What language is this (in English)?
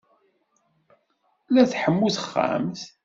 Kabyle